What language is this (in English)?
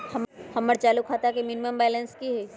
Magahi